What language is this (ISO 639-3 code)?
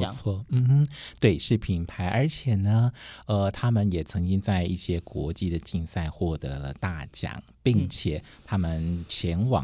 zho